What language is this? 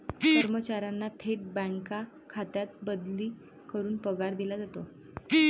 Marathi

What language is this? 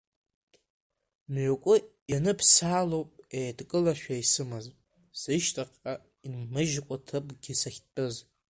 Abkhazian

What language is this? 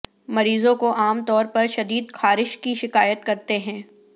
Urdu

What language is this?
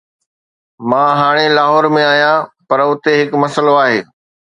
Sindhi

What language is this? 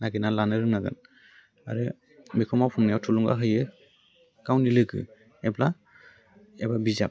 Bodo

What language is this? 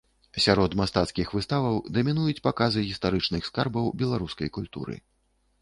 Belarusian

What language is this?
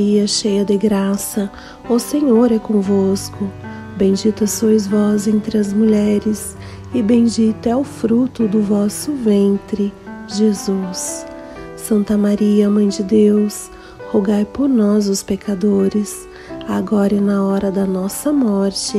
Portuguese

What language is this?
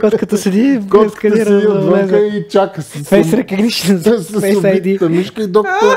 Bulgarian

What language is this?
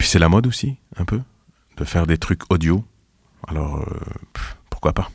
French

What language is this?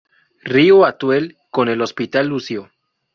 Spanish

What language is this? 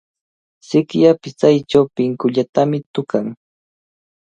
Cajatambo North Lima Quechua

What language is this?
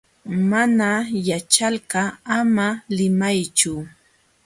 Jauja Wanca Quechua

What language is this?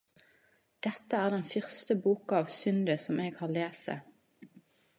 Norwegian Nynorsk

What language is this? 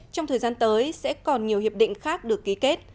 Vietnamese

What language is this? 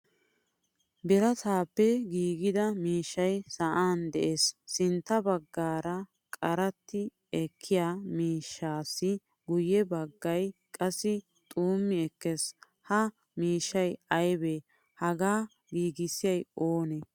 Wolaytta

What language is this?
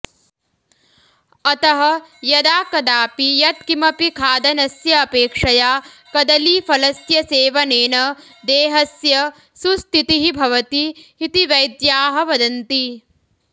Sanskrit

